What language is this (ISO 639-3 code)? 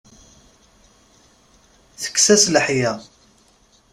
kab